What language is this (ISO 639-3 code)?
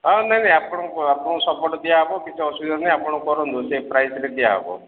ori